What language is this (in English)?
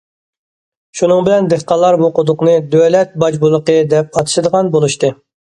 Uyghur